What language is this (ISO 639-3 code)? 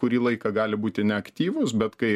lit